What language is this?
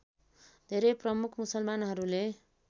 Nepali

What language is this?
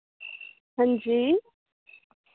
Dogri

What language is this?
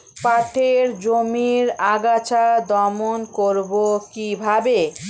Bangla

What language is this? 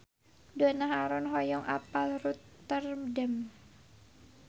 Sundanese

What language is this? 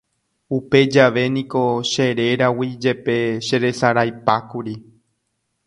Guarani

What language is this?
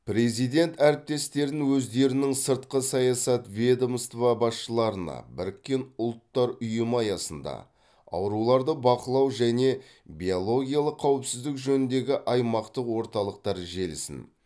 Kazakh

